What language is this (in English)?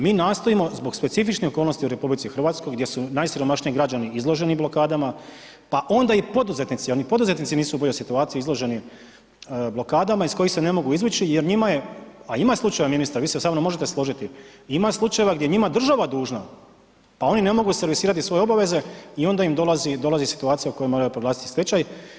Croatian